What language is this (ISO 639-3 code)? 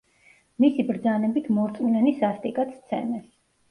kat